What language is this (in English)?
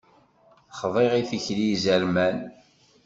Kabyle